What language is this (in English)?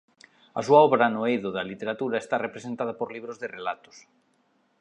Galician